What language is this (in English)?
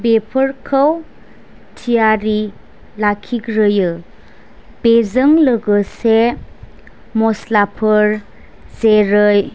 Bodo